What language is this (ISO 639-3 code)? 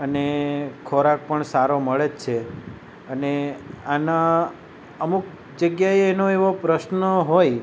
guj